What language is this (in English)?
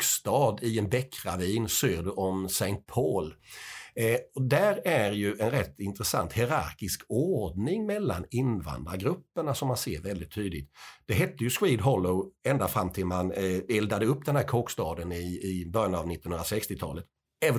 Swedish